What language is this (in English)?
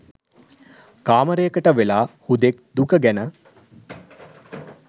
Sinhala